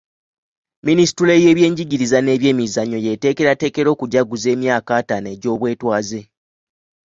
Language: Ganda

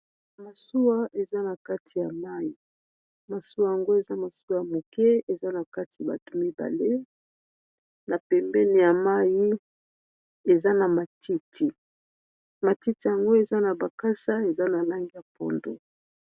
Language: Lingala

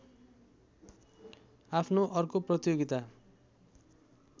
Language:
Nepali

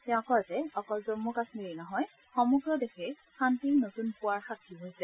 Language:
Assamese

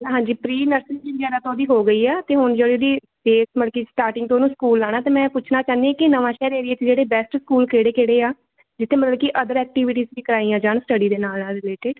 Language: Punjabi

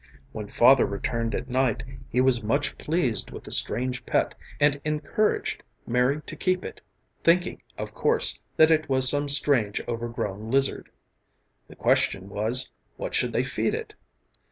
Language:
English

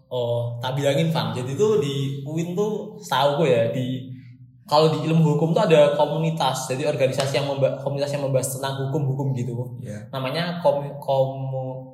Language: Indonesian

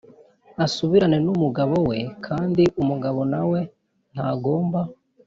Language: Kinyarwanda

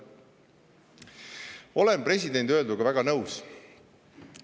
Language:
Estonian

